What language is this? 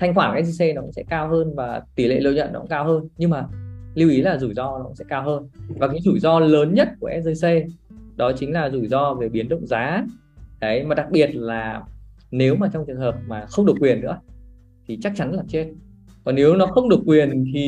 Vietnamese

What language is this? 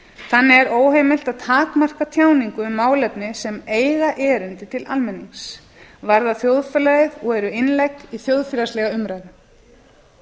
Icelandic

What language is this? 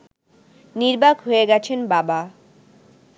Bangla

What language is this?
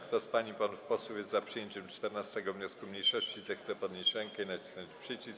Polish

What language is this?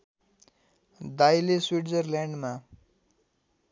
Nepali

